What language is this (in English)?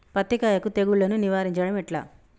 Telugu